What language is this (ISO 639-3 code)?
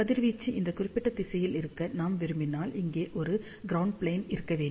tam